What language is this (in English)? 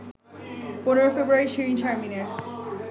Bangla